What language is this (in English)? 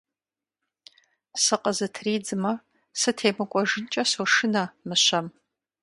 Kabardian